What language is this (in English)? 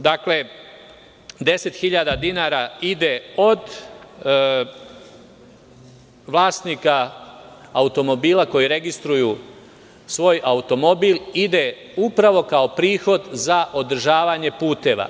Serbian